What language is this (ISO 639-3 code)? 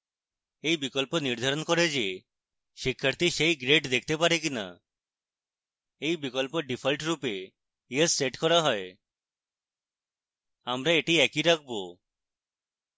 ben